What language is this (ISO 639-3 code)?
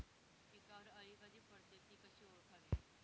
mar